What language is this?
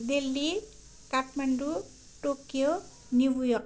Nepali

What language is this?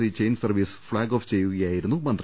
Malayalam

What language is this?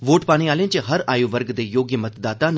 Dogri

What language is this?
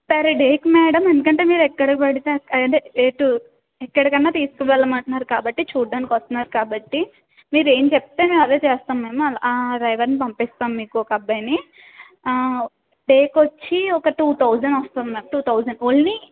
Telugu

